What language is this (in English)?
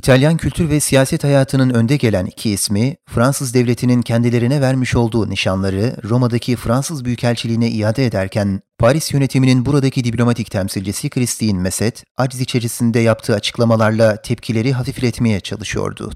Turkish